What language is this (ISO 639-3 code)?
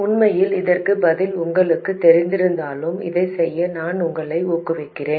tam